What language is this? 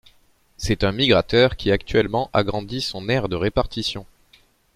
French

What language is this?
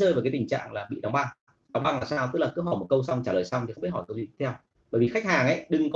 Vietnamese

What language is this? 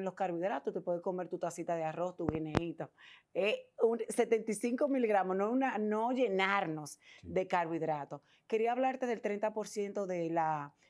Spanish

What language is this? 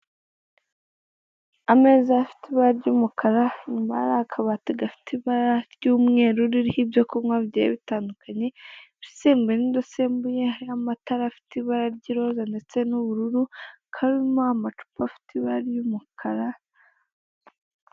Kinyarwanda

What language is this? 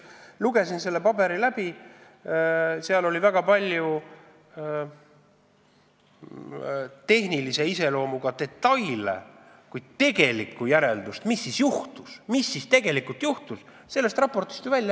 Estonian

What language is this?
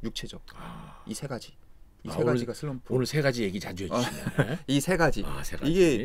Korean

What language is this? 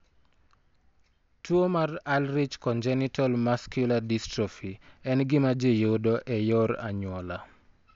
Luo (Kenya and Tanzania)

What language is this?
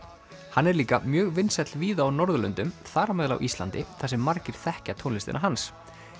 Icelandic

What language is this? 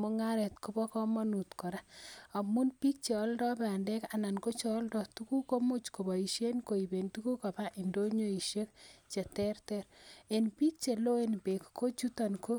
Kalenjin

